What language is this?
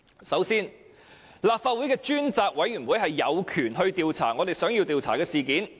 Cantonese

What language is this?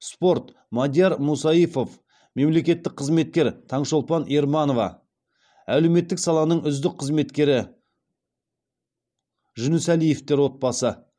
Kazakh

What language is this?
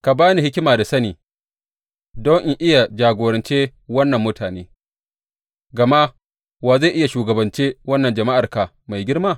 Hausa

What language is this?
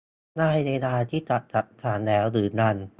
Thai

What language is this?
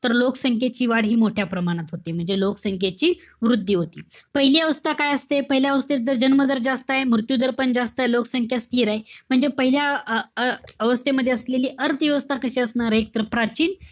Marathi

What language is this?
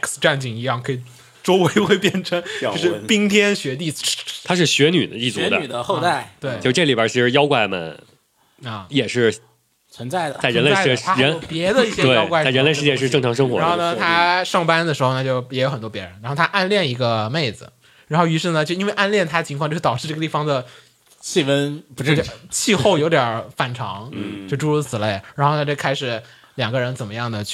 Chinese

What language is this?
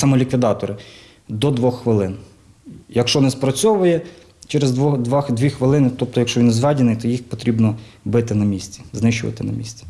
Ukrainian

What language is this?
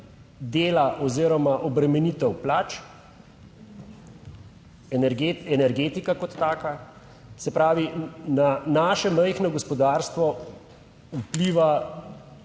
Slovenian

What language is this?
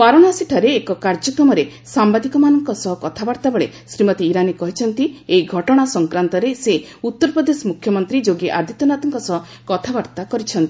Odia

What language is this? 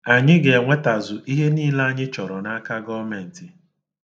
Igbo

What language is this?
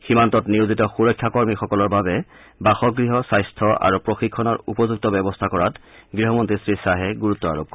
Assamese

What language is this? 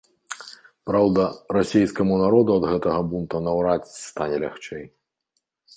Belarusian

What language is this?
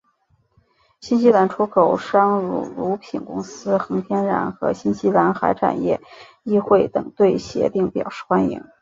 Chinese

